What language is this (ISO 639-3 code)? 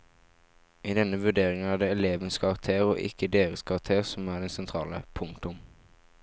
nor